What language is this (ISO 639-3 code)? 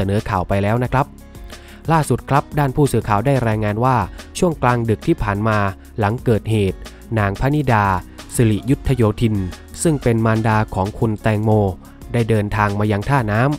tha